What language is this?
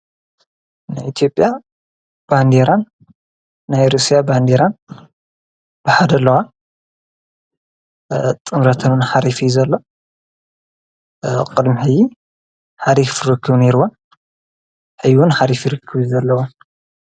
Tigrinya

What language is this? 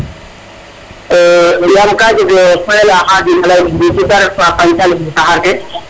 Serer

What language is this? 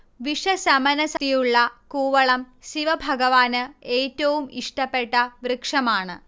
Malayalam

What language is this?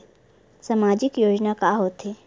Chhattisgarhi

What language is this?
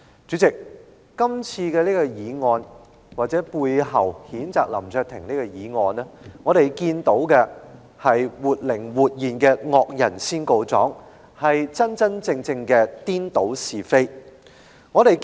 Cantonese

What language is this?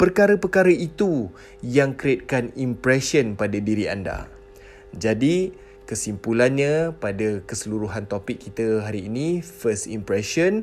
Malay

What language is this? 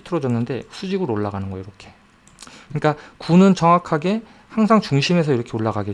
Korean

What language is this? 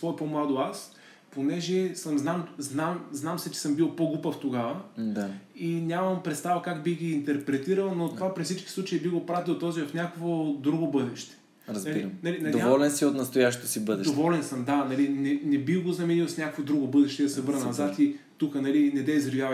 Bulgarian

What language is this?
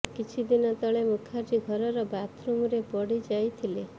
Odia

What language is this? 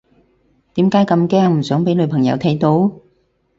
Cantonese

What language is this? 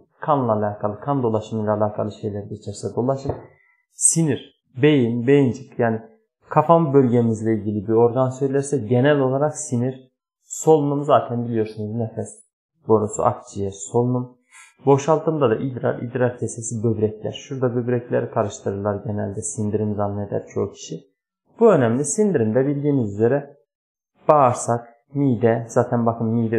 Turkish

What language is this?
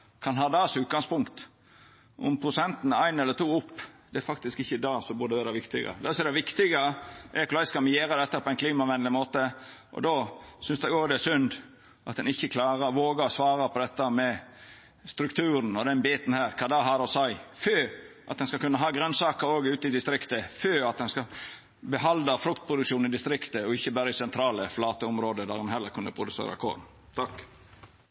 Norwegian Nynorsk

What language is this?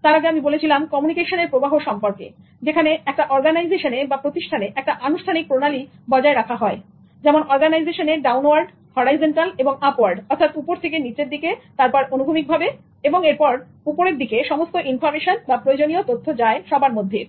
Bangla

